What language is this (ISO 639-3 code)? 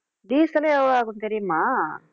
tam